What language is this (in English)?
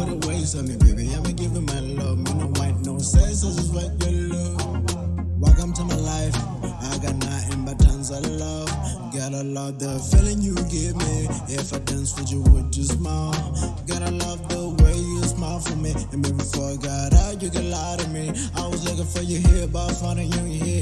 English